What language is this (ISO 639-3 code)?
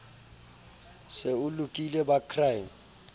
sot